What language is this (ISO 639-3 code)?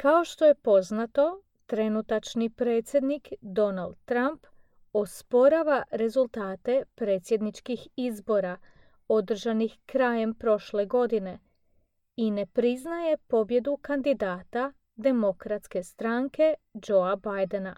hrv